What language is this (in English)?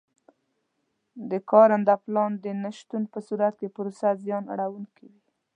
Pashto